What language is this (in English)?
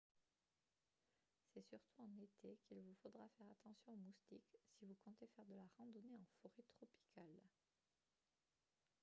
French